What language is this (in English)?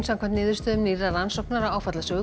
Icelandic